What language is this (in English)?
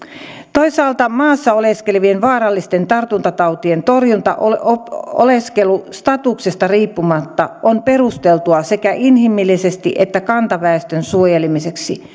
Finnish